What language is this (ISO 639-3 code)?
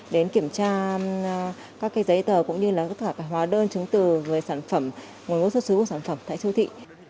vie